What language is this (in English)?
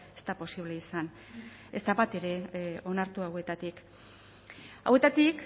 Basque